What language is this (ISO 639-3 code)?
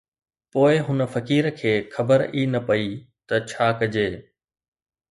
snd